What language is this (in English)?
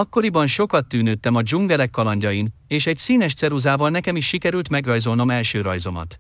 Hungarian